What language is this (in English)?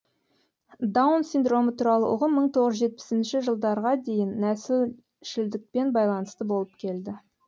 Kazakh